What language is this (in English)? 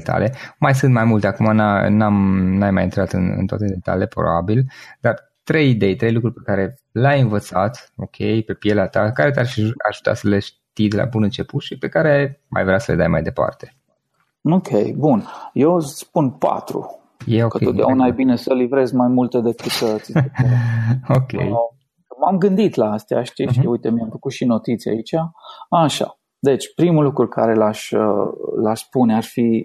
Romanian